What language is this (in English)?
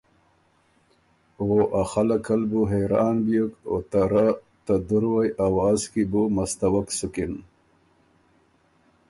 Ormuri